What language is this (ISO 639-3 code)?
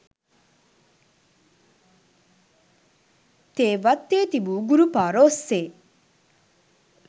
sin